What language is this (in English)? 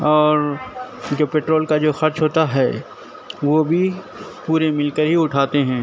Urdu